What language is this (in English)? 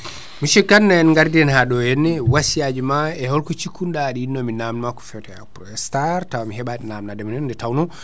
Fula